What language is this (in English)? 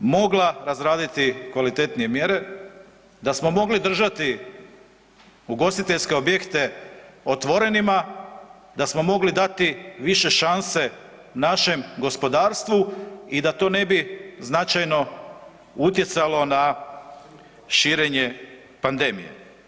Croatian